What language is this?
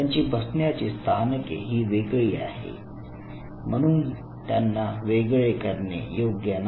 Marathi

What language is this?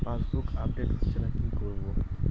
Bangla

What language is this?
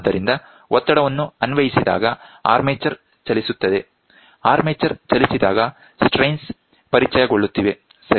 Kannada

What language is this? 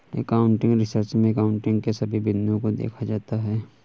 Hindi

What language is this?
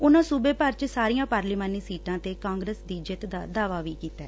Punjabi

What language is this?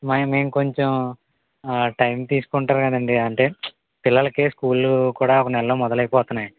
Telugu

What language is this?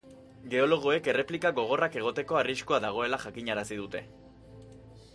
Basque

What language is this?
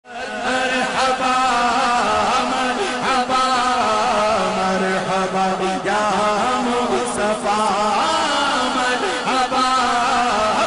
Arabic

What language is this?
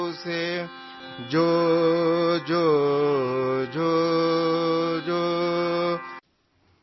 Urdu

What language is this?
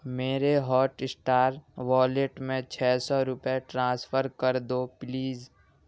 Urdu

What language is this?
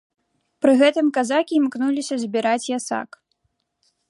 Belarusian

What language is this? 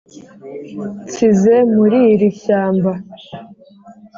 Kinyarwanda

